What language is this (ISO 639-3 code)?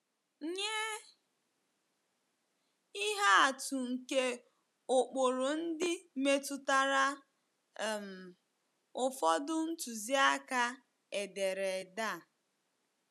ibo